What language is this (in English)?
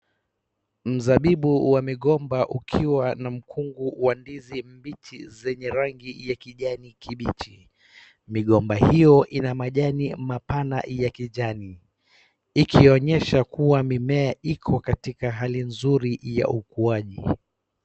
Swahili